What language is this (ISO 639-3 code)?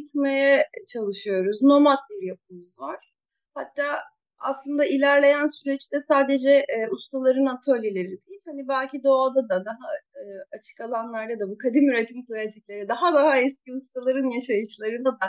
tur